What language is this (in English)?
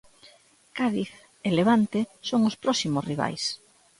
Galician